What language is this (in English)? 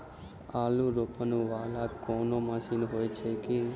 Maithili